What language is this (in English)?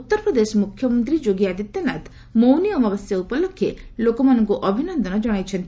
Odia